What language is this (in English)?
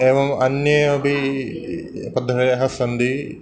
Sanskrit